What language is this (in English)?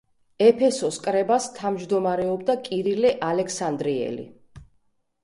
Georgian